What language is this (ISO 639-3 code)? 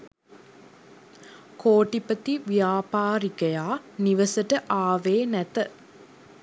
sin